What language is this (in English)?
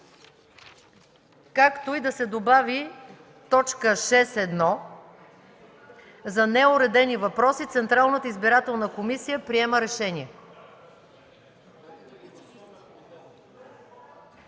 Bulgarian